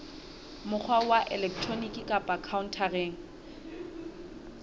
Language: Southern Sotho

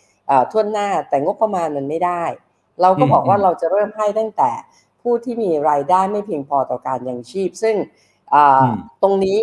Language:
Thai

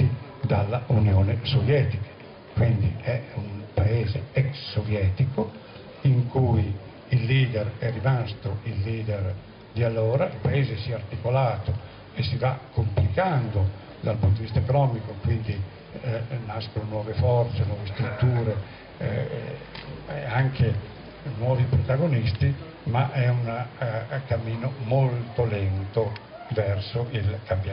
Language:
Italian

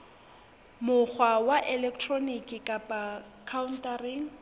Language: Southern Sotho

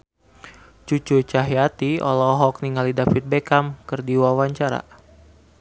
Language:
Sundanese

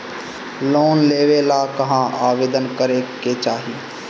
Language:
Bhojpuri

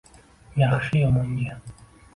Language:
Uzbek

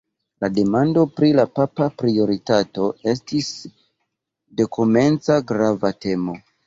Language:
Esperanto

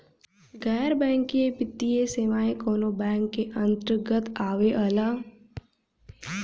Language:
Bhojpuri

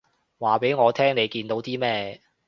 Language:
Cantonese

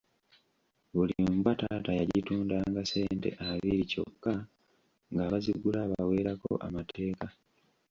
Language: Ganda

